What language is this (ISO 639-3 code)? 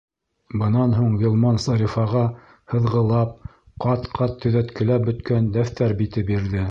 bak